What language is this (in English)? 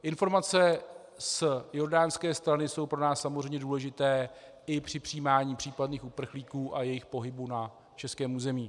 Czech